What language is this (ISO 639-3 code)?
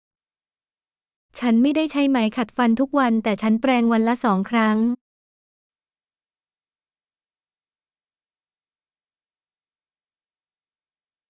vie